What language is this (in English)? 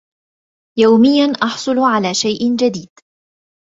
Arabic